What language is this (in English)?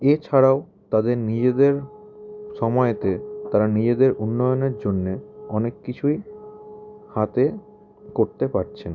Bangla